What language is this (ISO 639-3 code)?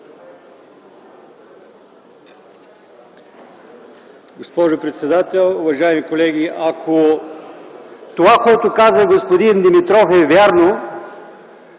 bul